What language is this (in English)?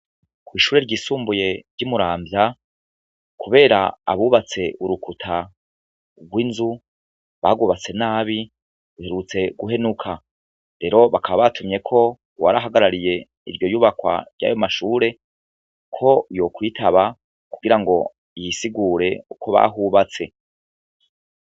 Rundi